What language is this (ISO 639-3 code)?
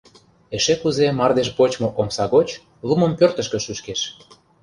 chm